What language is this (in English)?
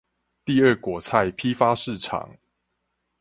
Chinese